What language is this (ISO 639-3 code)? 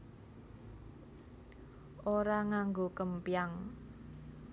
jav